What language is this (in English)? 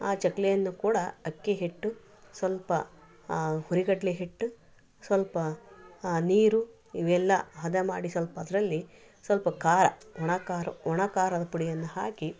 Kannada